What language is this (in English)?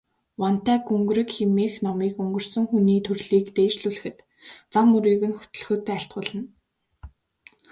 Mongolian